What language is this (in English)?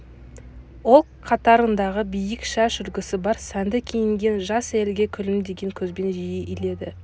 Kazakh